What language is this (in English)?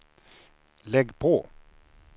Swedish